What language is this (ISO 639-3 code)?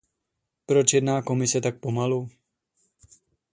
ces